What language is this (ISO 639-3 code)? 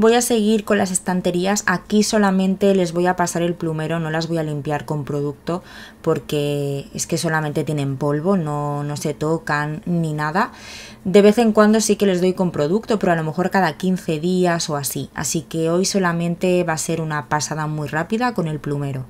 spa